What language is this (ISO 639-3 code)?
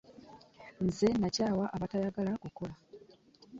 lug